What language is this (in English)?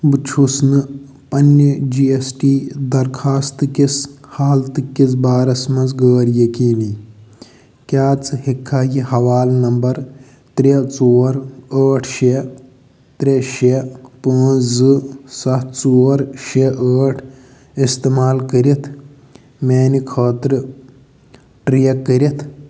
Kashmiri